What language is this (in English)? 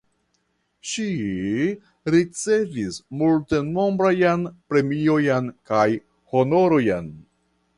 Esperanto